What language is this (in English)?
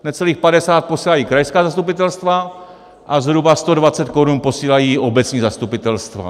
Czech